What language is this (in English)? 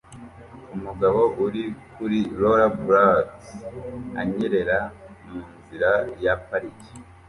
Kinyarwanda